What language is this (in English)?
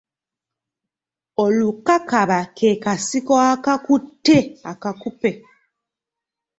Ganda